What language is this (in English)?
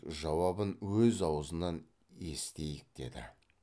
Kazakh